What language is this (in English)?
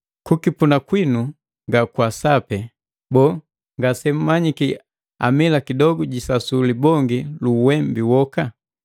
Matengo